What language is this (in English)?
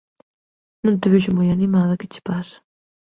Galician